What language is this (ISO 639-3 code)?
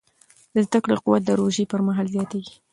pus